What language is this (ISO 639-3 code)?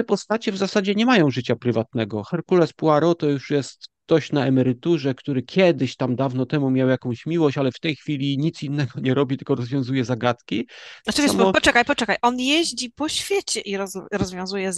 pol